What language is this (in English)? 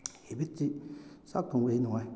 Manipuri